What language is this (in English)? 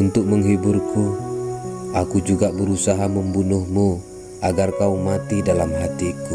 Indonesian